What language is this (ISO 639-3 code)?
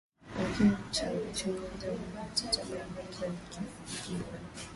swa